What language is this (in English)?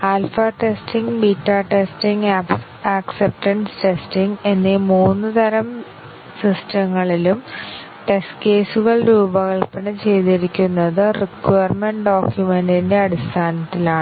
Malayalam